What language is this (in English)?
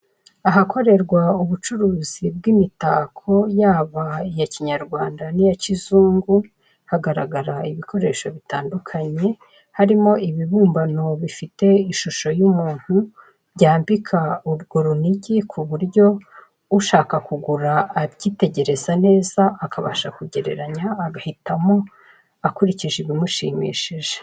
Kinyarwanda